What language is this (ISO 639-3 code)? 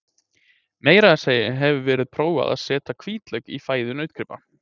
isl